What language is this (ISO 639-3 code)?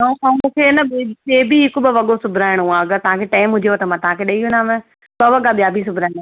snd